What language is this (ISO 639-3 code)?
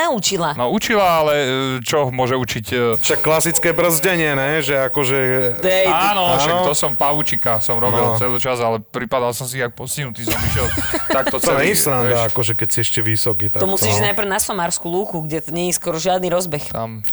slk